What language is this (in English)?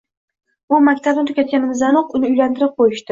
Uzbek